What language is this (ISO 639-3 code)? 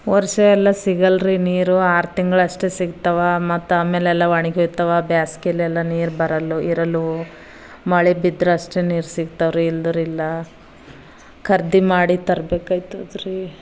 kan